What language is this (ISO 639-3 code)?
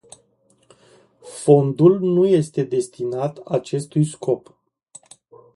ron